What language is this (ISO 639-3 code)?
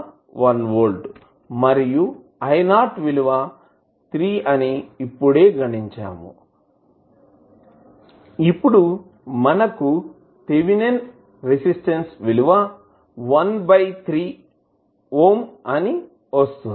tel